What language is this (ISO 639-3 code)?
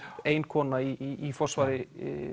isl